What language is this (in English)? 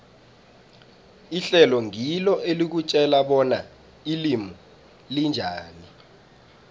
South Ndebele